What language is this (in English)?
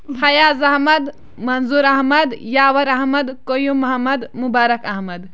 Kashmiri